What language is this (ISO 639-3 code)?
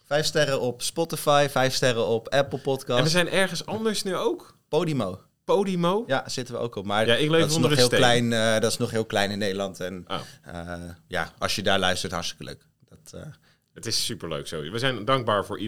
nld